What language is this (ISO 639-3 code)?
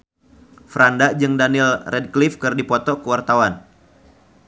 sun